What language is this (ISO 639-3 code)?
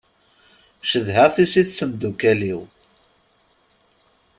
kab